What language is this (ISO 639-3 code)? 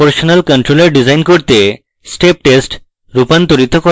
ben